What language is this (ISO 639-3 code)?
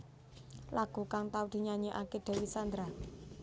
jav